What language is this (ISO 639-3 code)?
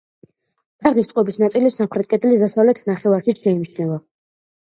kat